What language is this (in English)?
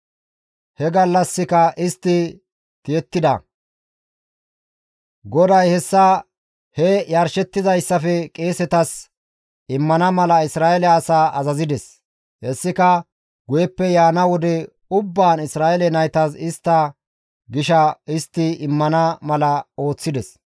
Gamo